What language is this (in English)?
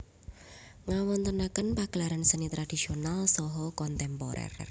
Javanese